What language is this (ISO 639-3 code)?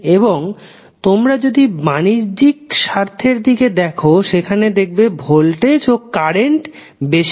ben